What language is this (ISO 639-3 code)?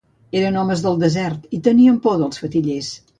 cat